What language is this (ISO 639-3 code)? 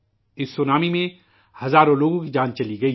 urd